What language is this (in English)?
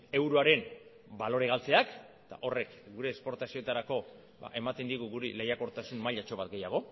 Basque